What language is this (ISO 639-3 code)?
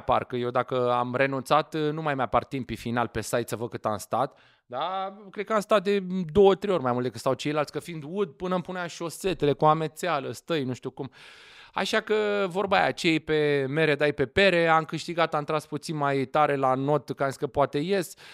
ron